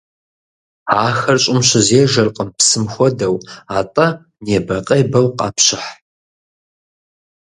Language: Kabardian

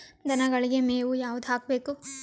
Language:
Kannada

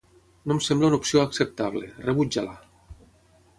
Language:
Catalan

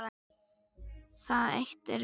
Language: Icelandic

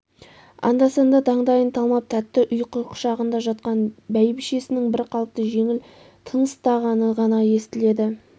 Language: Kazakh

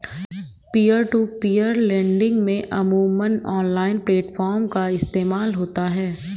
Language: Hindi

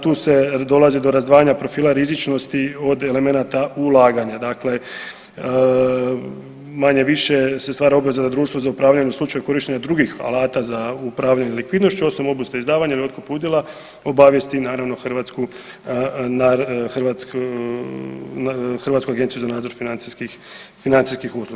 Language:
Croatian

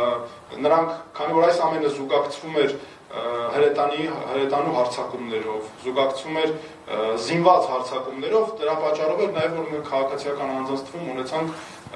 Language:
Romanian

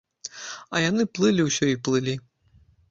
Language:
Belarusian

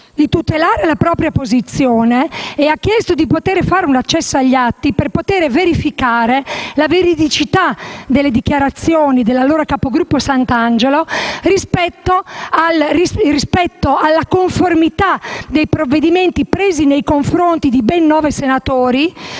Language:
Italian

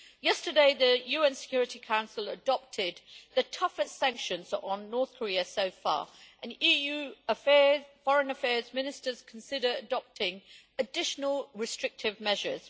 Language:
English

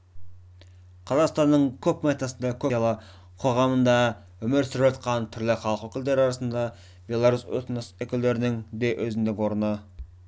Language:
Kazakh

